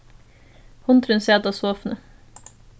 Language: Faroese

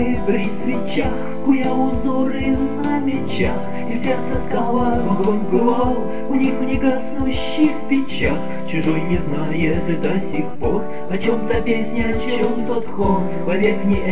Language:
Russian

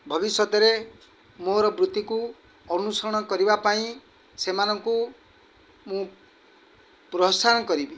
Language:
Odia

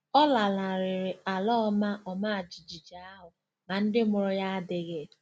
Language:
Igbo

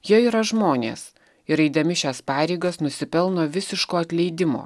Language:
Lithuanian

